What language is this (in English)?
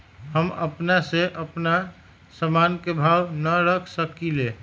Magahi